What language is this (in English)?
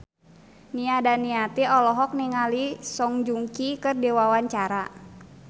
Sundanese